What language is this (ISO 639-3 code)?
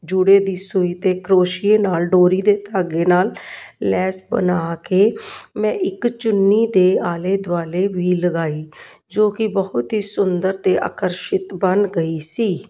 pan